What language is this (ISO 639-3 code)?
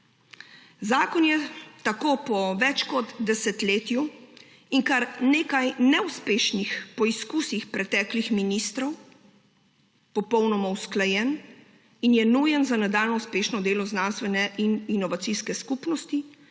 slv